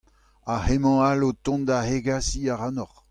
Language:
Breton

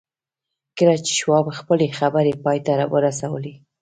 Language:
Pashto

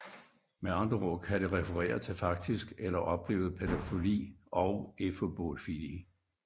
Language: Danish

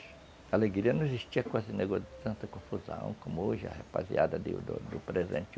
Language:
Portuguese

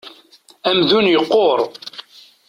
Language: Kabyle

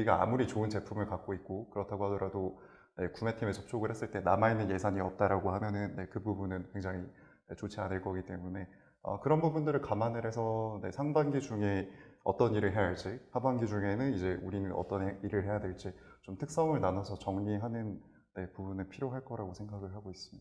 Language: Korean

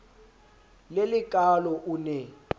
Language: Southern Sotho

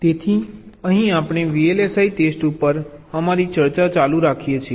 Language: Gujarati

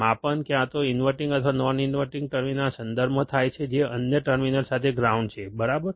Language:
Gujarati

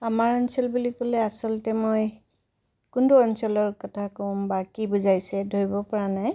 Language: Assamese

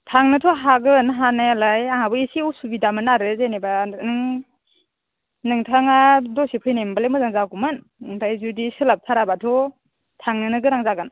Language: Bodo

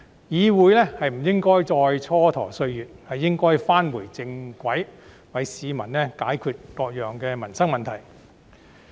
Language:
Cantonese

